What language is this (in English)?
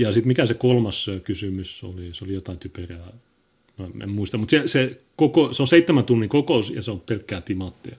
Finnish